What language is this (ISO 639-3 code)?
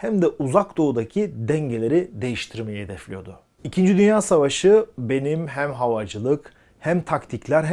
tur